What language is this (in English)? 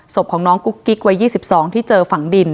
Thai